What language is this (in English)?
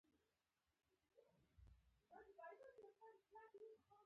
Pashto